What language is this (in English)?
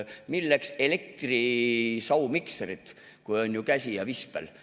Estonian